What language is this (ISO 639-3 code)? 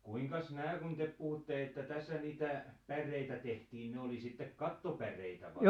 fin